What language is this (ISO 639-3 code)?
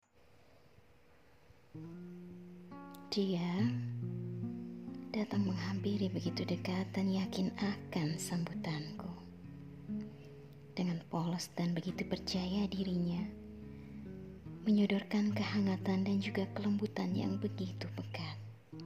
ind